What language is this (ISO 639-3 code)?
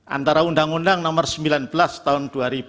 ind